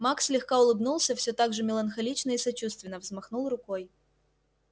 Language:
Russian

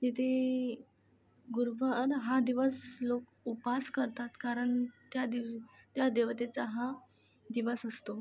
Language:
Marathi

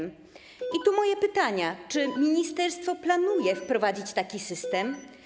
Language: Polish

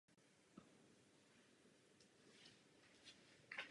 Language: Czech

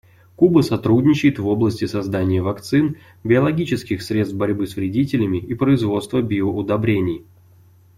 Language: Russian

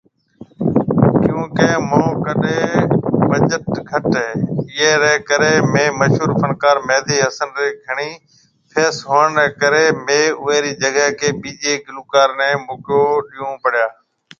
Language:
Marwari (Pakistan)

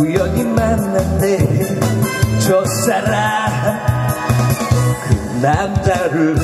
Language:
Korean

